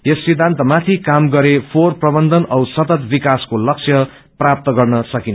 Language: Nepali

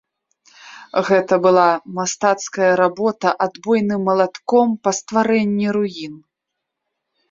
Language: Belarusian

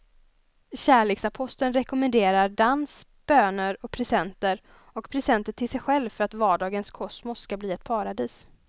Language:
Swedish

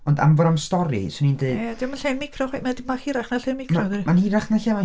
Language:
Welsh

